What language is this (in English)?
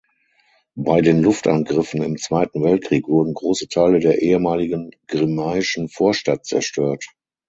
German